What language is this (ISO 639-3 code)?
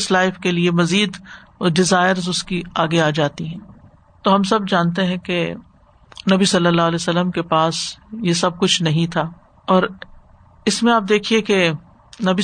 urd